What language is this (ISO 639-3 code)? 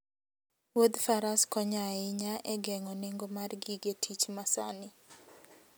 luo